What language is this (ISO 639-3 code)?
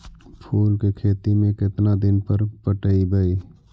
mag